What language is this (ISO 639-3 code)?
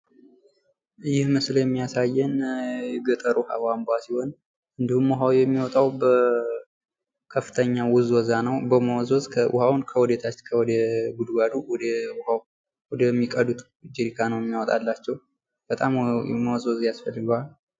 amh